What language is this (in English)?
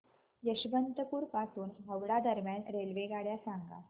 Marathi